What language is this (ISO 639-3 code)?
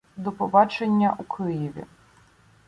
ukr